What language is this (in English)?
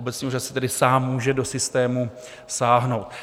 Czech